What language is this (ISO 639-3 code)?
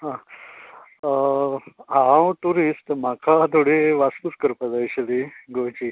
kok